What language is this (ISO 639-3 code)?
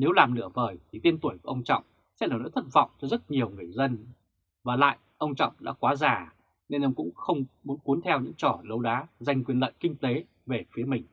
vie